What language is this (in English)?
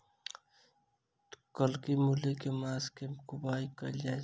Maithili